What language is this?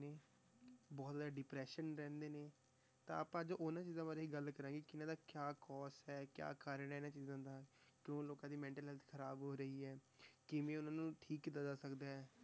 Punjabi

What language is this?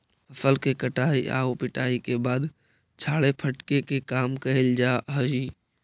Magahi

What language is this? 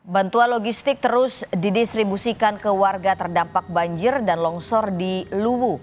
Indonesian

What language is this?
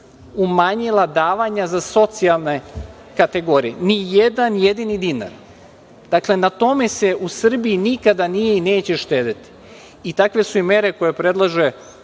Serbian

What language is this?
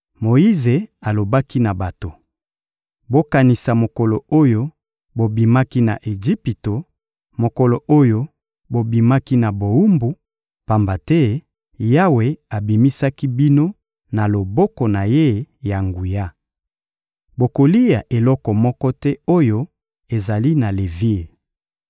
Lingala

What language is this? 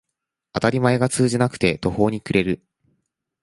Japanese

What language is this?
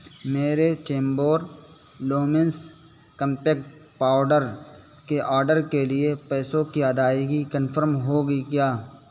Urdu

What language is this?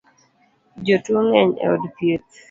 Luo (Kenya and Tanzania)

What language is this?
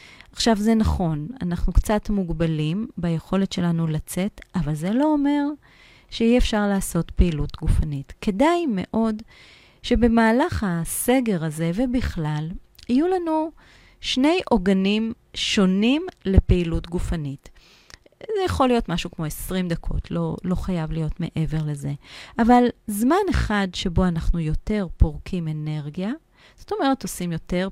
Hebrew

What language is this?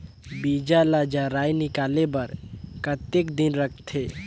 Chhattisgarhi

